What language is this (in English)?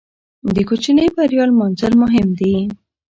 Pashto